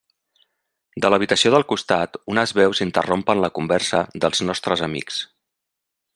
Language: Catalan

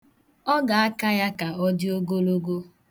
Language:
Igbo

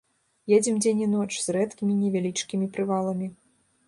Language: Belarusian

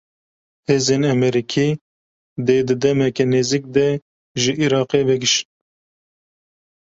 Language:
Kurdish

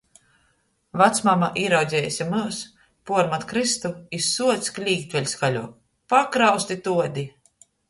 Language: Latgalian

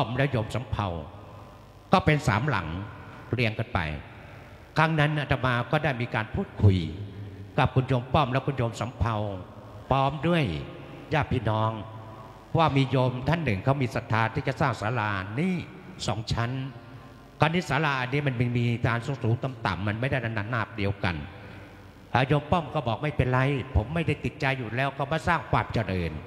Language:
Thai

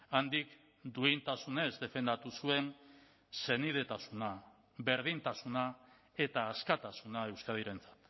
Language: Basque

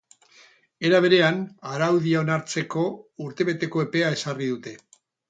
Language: Basque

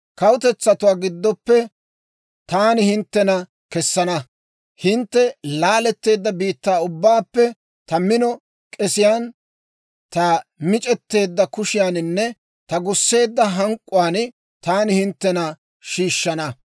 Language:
Dawro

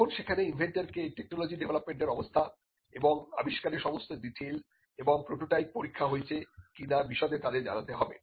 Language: Bangla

